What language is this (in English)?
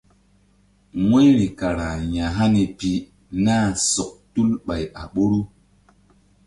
Mbum